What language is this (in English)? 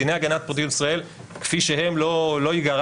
Hebrew